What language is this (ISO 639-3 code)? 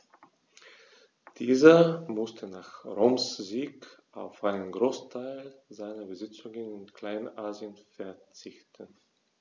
deu